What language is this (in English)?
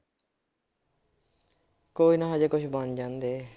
Punjabi